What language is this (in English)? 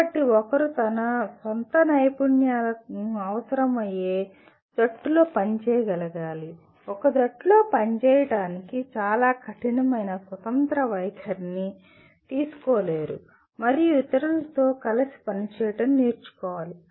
Telugu